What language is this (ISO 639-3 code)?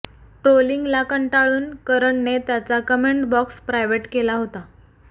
mar